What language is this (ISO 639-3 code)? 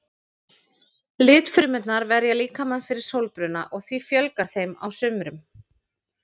isl